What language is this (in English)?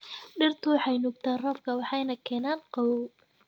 Somali